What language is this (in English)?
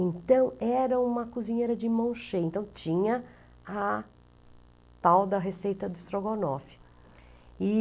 Portuguese